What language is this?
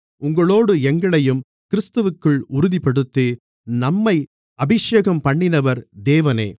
Tamil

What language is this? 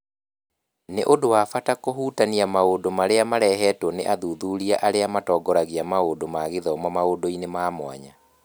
Kikuyu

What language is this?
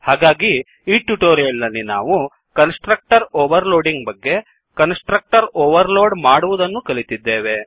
Kannada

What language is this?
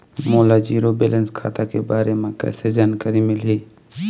Chhattisgarhi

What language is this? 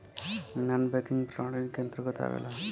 Bhojpuri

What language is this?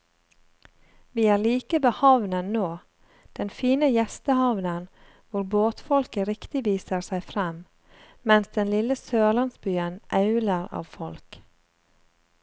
Norwegian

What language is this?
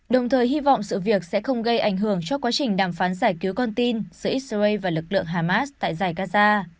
Vietnamese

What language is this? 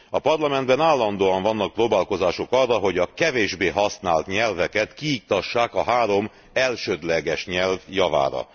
Hungarian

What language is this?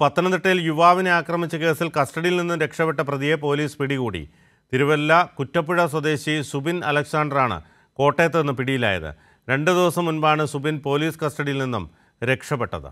Malayalam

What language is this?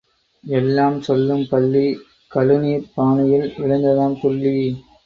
Tamil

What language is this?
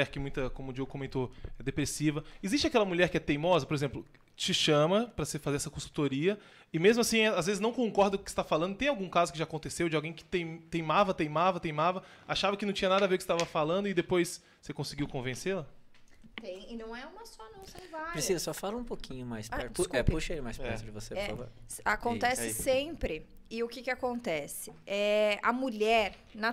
Portuguese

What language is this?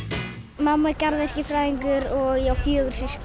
Icelandic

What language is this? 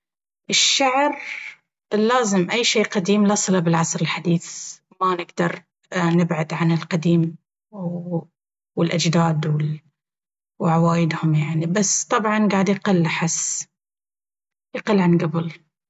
Baharna Arabic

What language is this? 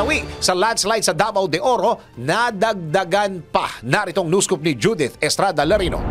Filipino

